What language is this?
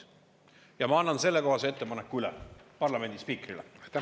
Estonian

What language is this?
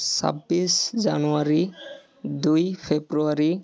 Assamese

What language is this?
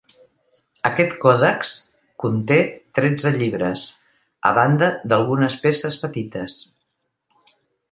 Catalan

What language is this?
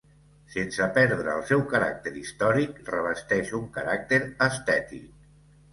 Catalan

